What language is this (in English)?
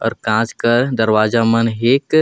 Sadri